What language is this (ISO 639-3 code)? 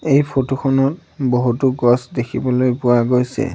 asm